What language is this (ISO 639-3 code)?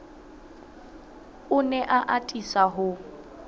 sot